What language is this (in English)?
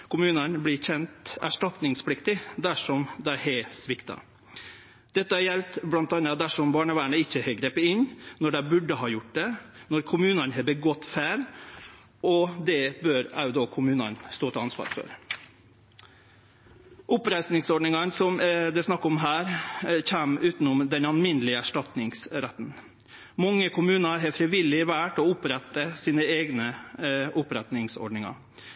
Norwegian Nynorsk